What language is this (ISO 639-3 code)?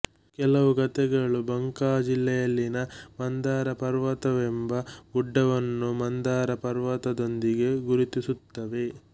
kan